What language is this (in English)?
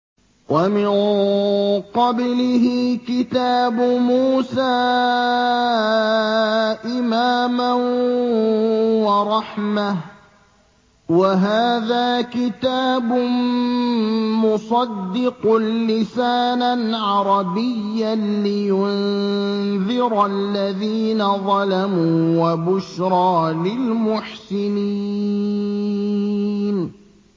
Arabic